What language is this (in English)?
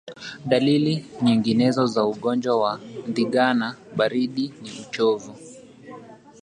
Swahili